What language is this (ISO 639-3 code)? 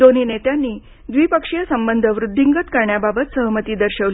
mar